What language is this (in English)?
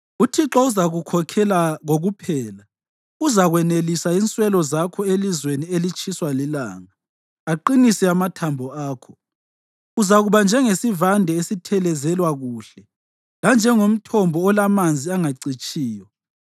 North Ndebele